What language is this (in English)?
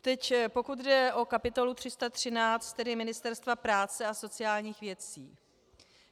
Czech